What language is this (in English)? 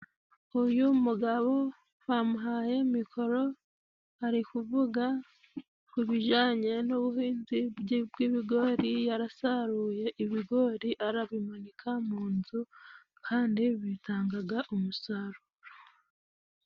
Kinyarwanda